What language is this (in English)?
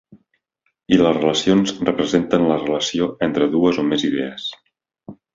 Catalan